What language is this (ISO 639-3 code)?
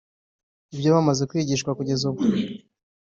kin